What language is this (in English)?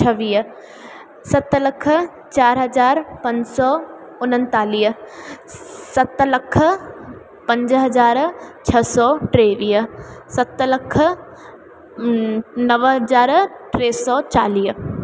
Sindhi